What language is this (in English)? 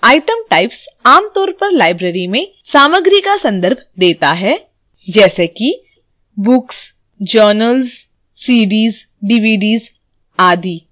Hindi